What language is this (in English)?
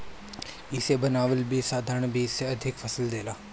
Bhojpuri